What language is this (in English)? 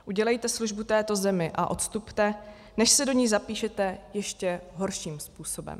Czech